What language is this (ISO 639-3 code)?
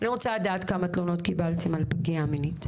heb